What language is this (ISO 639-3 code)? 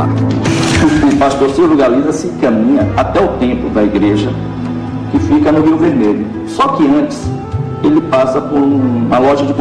por